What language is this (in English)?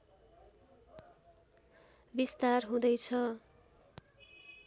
Nepali